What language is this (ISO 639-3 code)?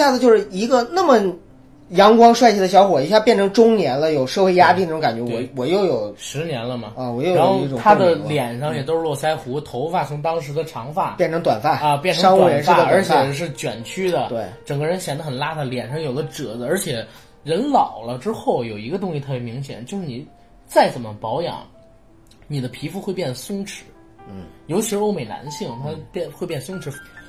zho